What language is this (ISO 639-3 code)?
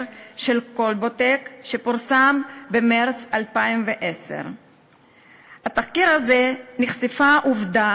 heb